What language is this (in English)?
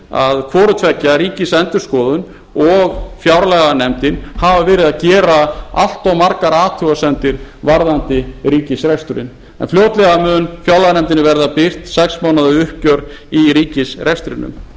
Icelandic